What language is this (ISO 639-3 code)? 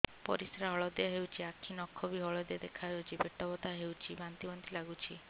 ori